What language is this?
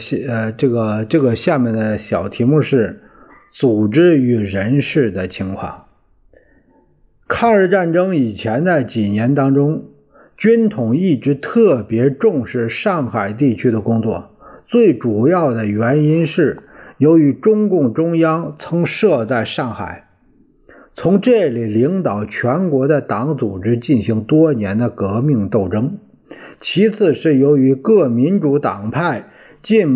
Chinese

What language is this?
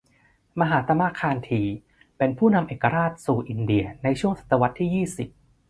Thai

